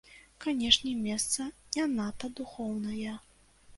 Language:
Belarusian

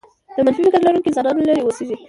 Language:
Pashto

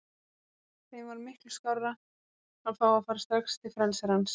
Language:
Icelandic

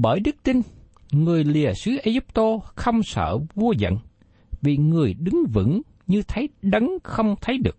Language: Vietnamese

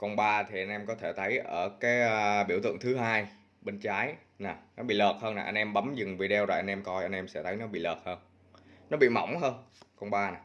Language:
Vietnamese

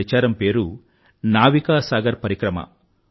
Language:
Telugu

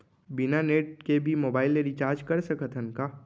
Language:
Chhattisgarhi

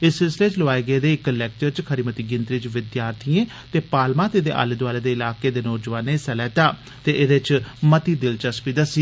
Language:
Dogri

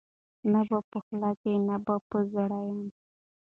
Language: Pashto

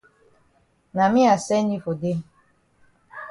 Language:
Cameroon Pidgin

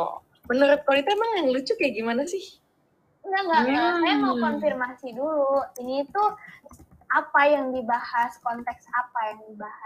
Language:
Indonesian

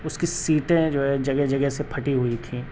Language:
Urdu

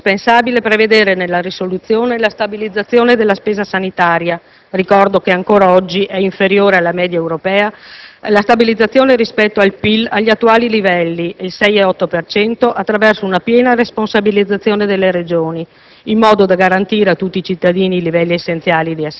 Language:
Italian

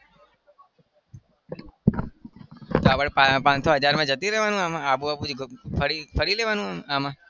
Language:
Gujarati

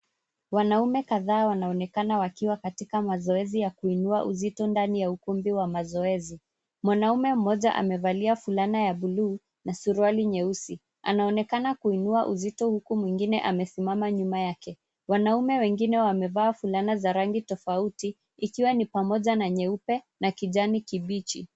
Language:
Swahili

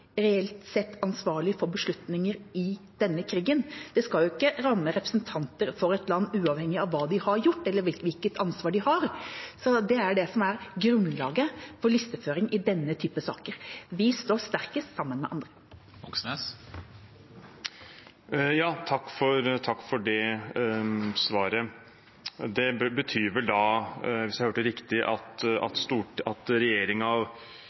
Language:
Norwegian Bokmål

